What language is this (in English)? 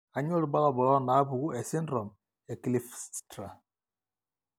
Masai